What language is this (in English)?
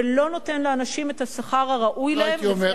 Hebrew